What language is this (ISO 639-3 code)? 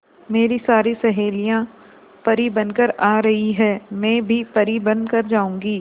hin